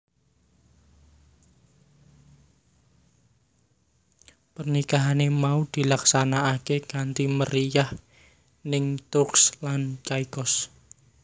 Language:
Javanese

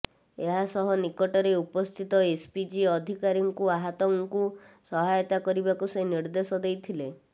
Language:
Odia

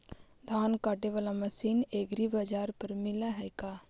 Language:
Magahi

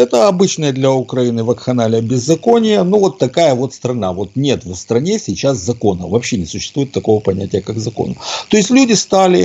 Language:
Russian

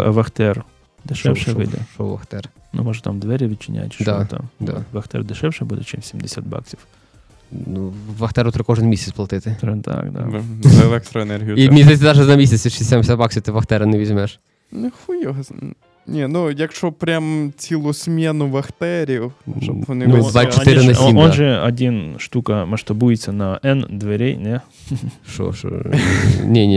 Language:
Ukrainian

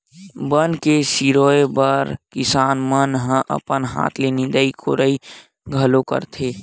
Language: Chhattisgarhi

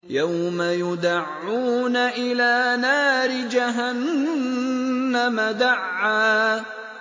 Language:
Arabic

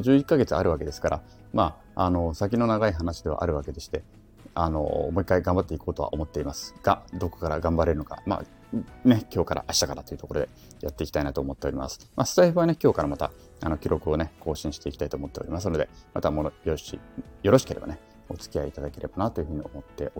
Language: Japanese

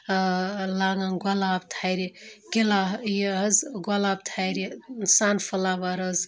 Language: Kashmiri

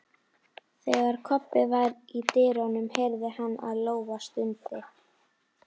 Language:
Icelandic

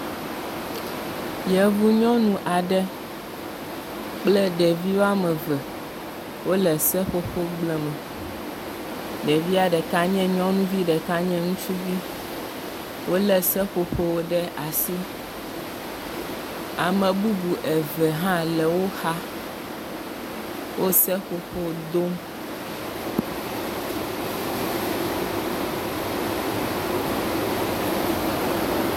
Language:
Ewe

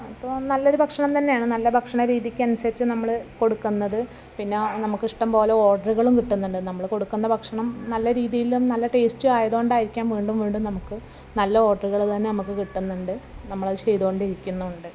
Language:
Malayalam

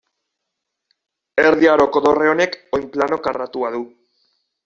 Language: Basque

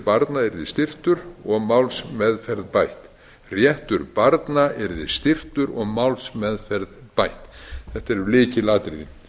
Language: Icelandic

